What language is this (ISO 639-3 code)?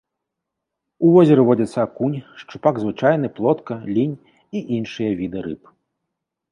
bel